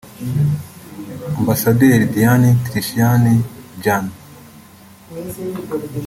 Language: Kinyarwanda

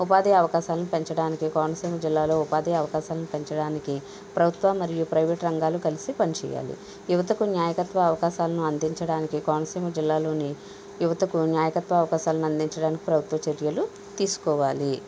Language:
Telugu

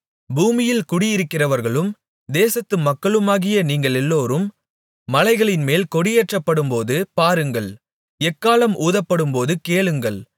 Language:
Tamil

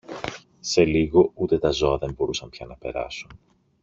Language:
Greek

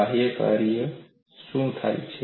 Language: Gujarati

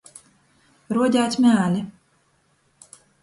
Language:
Latgalian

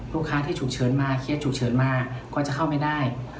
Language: Thai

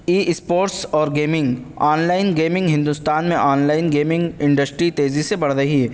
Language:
Urdu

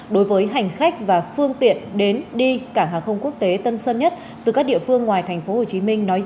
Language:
Vietnamese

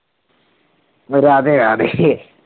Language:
Punjabi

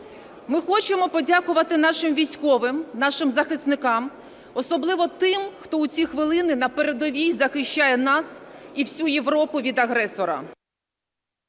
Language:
Ukrainian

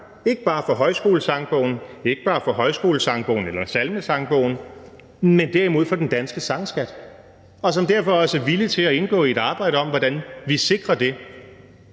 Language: Danish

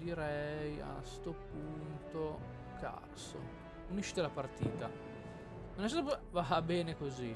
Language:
Italian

